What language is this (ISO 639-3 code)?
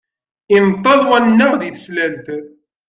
kab